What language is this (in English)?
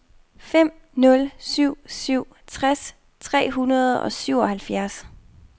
Danish